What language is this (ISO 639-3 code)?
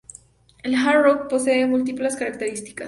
spa